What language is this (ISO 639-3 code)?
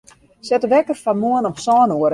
fry